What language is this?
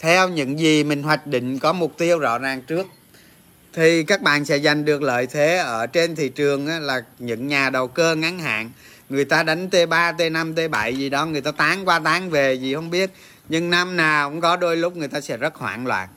Vietnamese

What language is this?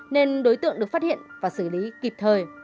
Vietnamese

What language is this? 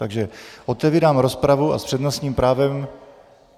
Czech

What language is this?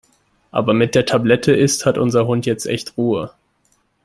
German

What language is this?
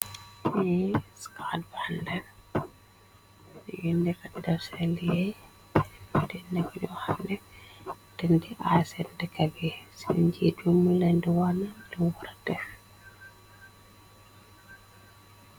Wolof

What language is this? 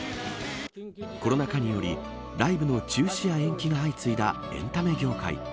Japanese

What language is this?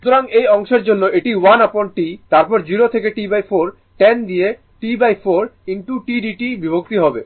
Bangla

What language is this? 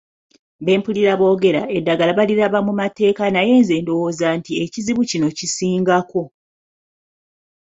Ganda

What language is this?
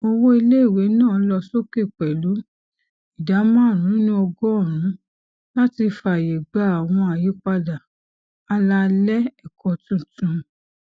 Yoruba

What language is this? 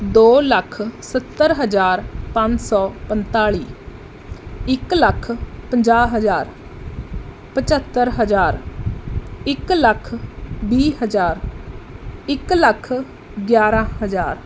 Punjabi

